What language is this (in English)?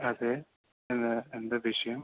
Malayalam